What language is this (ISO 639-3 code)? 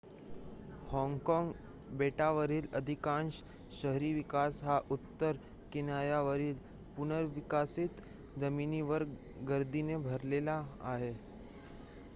mar